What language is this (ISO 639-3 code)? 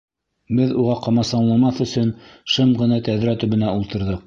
bak